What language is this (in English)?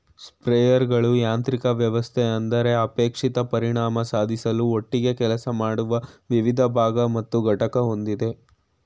Kannada